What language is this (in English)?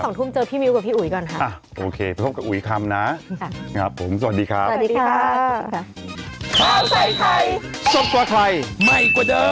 Thai